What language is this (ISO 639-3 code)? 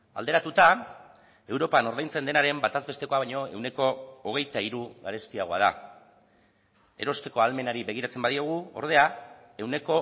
eus